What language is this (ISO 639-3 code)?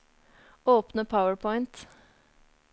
nor